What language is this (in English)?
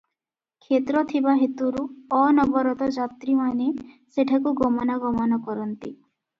Odia